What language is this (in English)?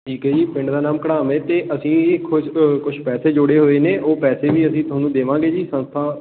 Punjabi